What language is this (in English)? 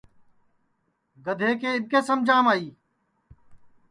Sansi